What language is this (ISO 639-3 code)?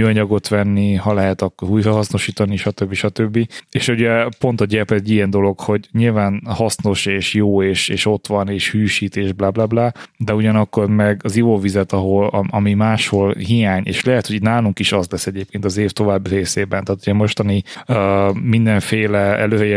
hun